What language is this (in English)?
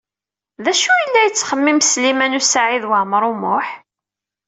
Kabyle